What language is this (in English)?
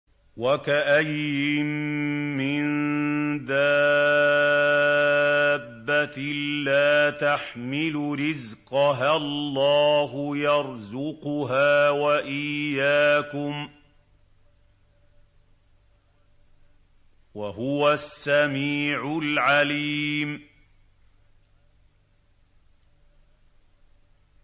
Arabic